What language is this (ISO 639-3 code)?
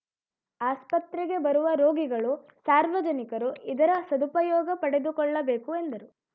kan